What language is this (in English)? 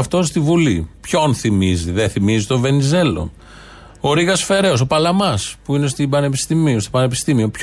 Greek